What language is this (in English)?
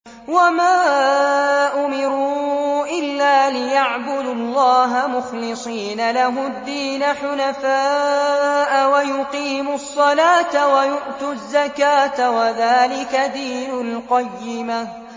Arabic